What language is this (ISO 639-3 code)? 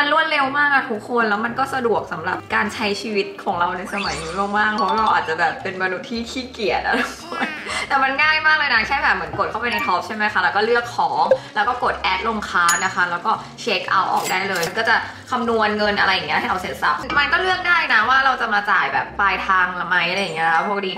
tha